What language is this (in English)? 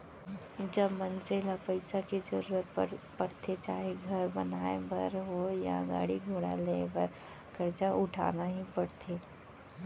Chhattisgarhi